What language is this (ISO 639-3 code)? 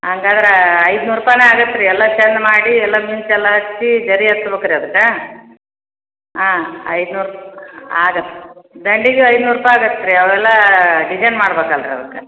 kan